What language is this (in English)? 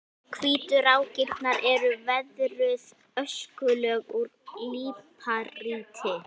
Icelandic